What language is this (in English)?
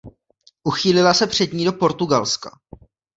Czech